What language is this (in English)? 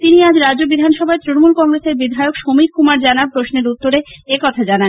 Bangla